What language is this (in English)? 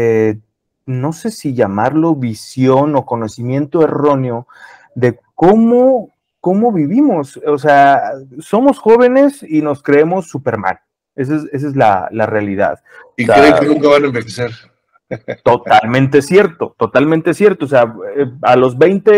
Spanish